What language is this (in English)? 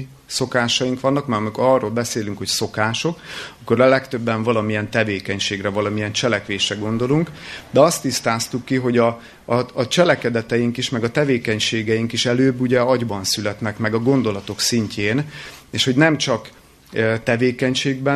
Hungarian